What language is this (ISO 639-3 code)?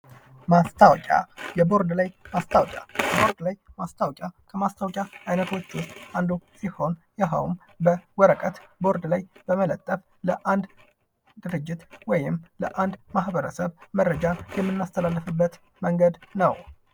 amh